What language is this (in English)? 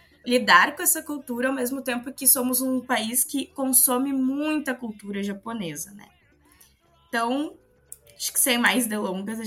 Portuguese